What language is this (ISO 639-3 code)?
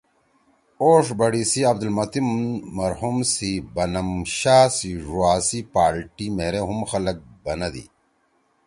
trw